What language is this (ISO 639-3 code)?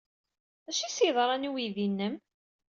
kab